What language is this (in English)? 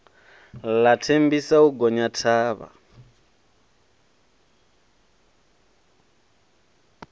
Venda